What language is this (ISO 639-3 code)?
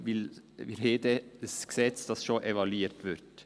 gsw